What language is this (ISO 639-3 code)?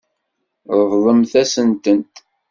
kab